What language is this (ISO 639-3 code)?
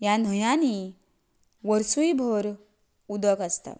kok